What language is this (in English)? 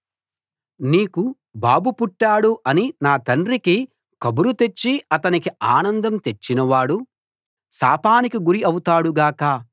Telugu